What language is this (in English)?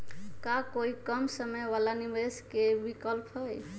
Magahi